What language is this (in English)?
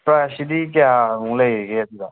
Manipuri